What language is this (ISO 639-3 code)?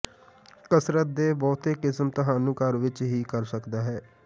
pan